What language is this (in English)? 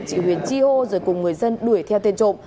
Vietnamese